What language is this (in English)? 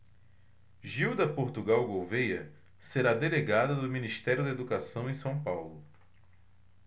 Portuguese